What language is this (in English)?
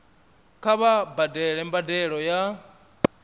Venda